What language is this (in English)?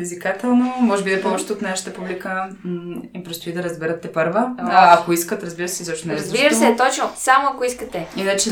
Bulgarian